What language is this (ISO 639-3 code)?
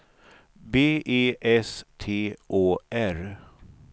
swe